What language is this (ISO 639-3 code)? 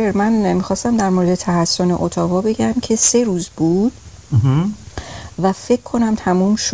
fas